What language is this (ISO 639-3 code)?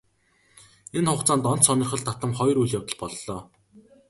mon